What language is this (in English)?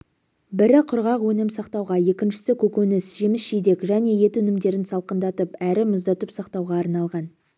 Kazakh